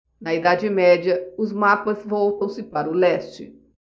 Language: Portuguese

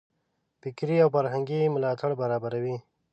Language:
Pashto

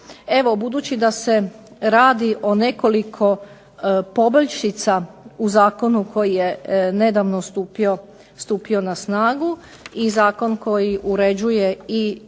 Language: Croatian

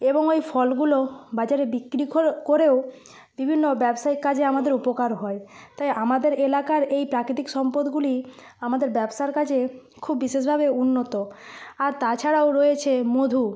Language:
Bangla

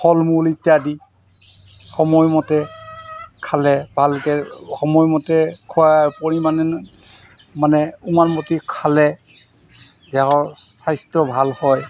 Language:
Assamese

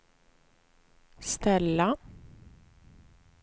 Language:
Swedish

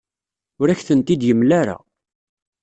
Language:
Kabyle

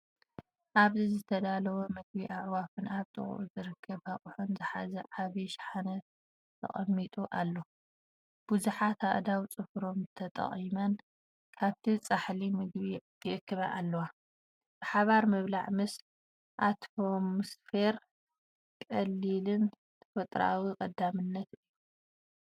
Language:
Tigrinya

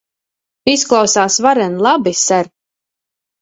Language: Latvian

